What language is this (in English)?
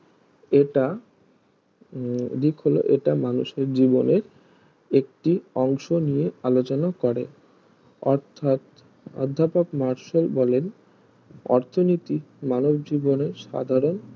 Bangla